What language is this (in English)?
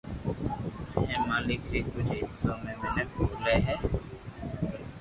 Loarki